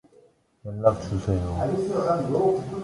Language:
Korean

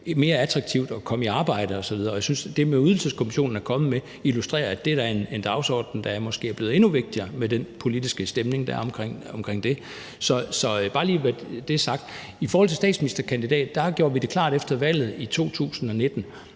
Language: Danish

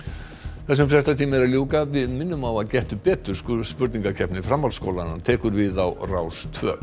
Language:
Icelandic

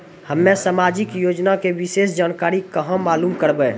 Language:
Maithili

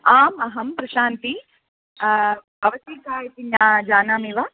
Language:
Sanskrit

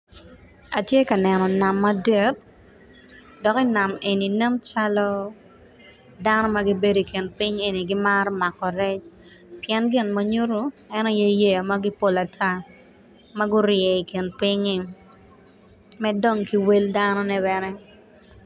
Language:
Acoli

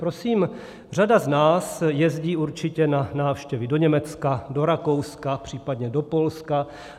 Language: Czech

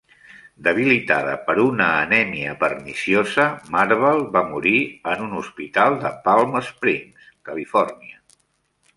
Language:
Catalan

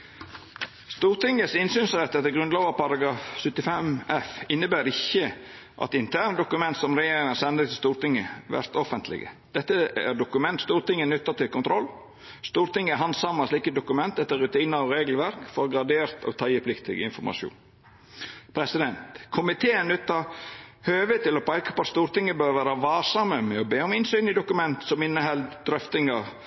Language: Norwegian Nynorsk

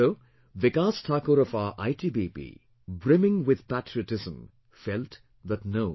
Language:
English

